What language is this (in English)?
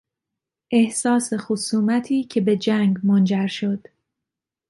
Persian